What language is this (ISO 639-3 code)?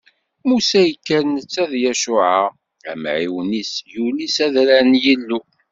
kab